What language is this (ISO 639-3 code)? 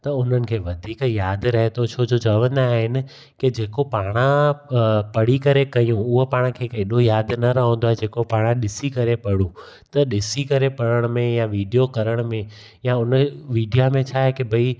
snd